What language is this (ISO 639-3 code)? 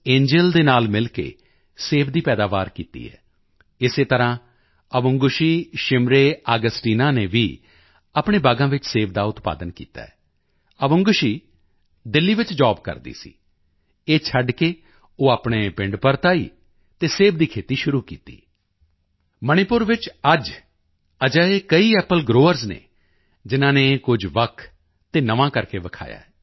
pan